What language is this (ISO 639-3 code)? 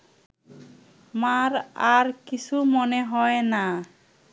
ben